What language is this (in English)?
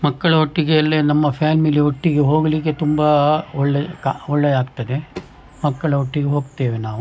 Kannada